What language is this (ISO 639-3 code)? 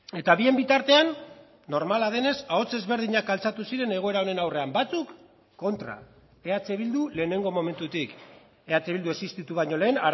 eus